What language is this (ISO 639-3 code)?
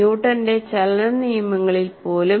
mal